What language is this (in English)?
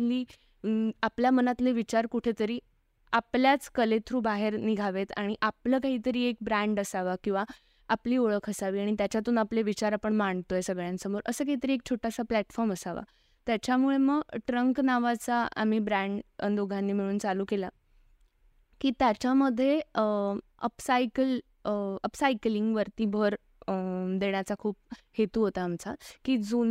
Marathi